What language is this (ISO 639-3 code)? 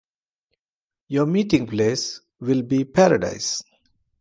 eng